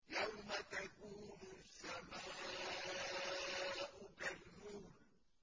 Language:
Arabic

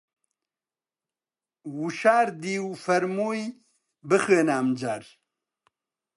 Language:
Central Kurdish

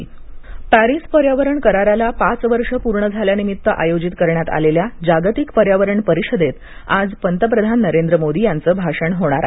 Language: Marathi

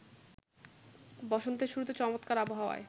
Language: Bangla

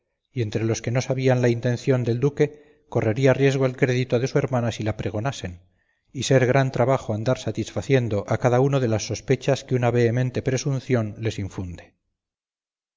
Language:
Spanish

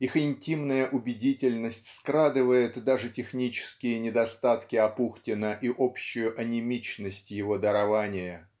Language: Russian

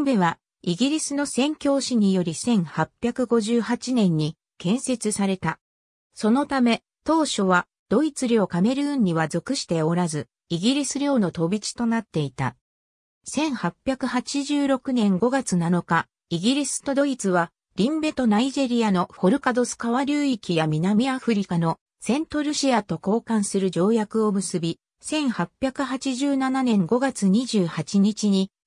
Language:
Japanese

